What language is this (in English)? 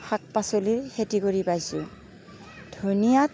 Assamese